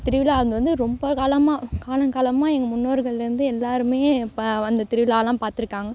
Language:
Tamil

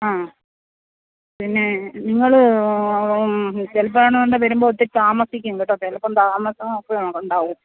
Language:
Malayalam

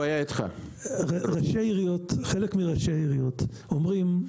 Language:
Hebrew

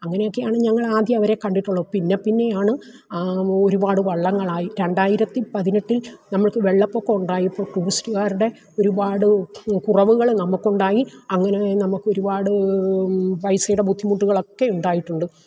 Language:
Malayalam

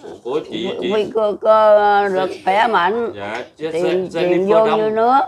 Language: Vietnamese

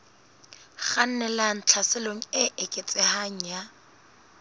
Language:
Southern Sotho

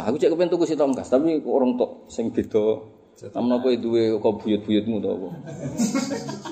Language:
Indonesian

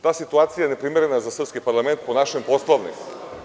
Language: Serbian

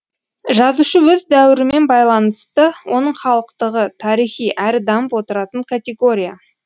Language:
Kazakh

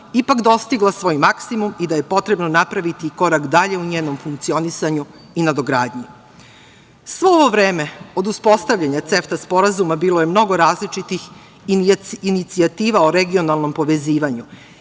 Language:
Serbian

